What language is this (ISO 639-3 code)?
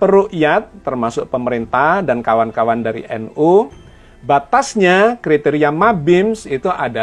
ind